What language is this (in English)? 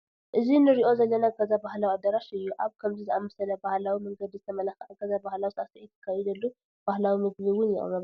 Tigrinya